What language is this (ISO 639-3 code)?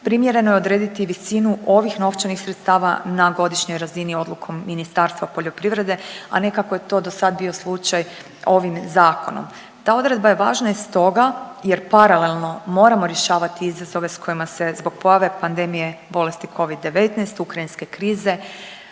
hrv